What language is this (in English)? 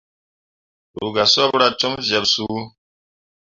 Mundang